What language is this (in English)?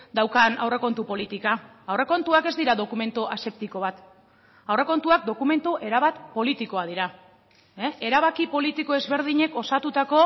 Basque